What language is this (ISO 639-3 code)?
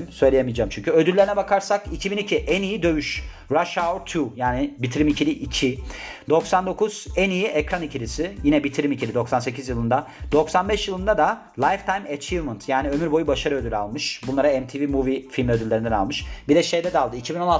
tur